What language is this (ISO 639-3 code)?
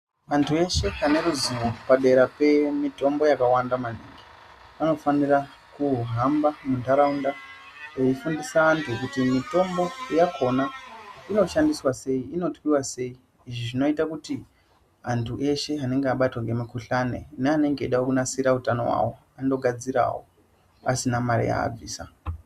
ndc